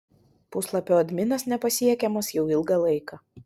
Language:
Lithuanian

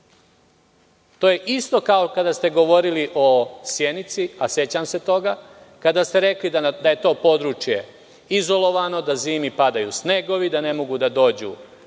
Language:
Serbian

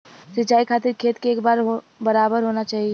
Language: Bhojpuri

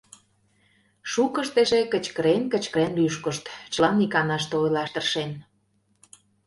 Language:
Mari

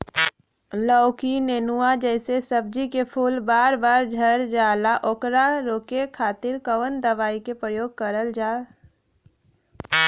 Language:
Bhojpuri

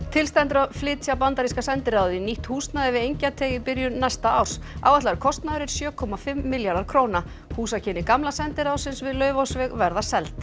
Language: Icelandic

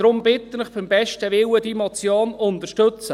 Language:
Swiss German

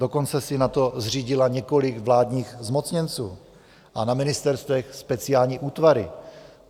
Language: Czech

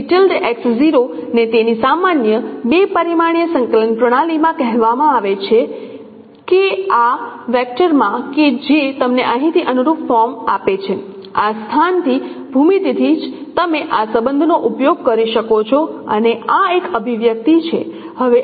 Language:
Gujarati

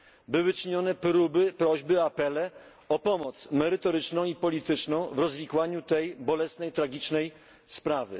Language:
Polish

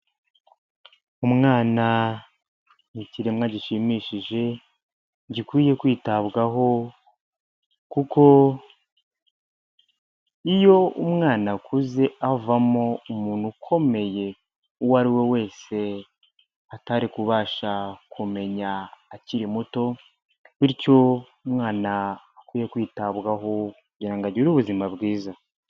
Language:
Kinyarwanda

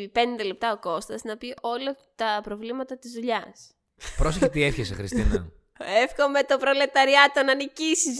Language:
Greek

